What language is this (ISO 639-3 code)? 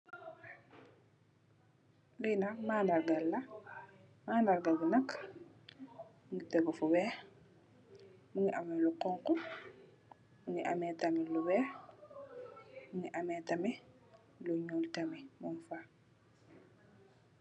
wol